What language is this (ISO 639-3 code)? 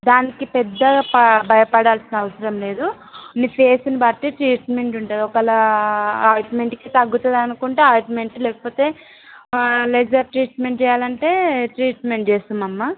tel